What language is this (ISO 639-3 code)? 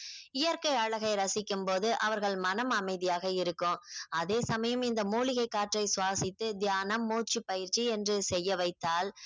tam